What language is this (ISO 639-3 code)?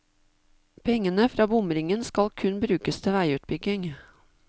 nor